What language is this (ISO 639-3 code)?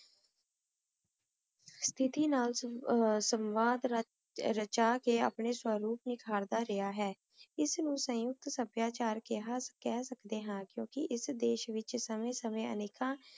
pan